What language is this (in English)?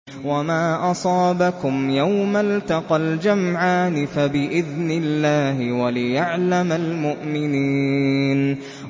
Arabic